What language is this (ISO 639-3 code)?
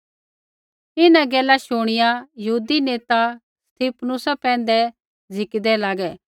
kfx